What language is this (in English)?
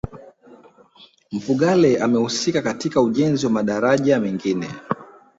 Swahili